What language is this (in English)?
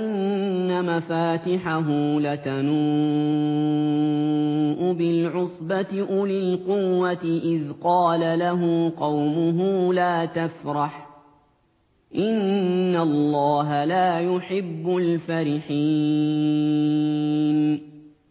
Arabic